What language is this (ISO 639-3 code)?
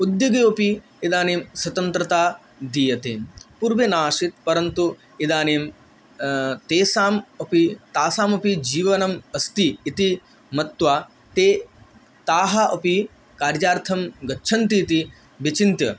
san